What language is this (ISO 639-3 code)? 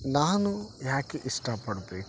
kan